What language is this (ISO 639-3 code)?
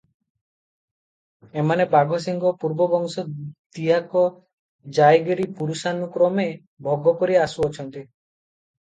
ori